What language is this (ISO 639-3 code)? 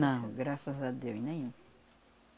por